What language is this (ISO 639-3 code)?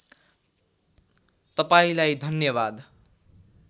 nep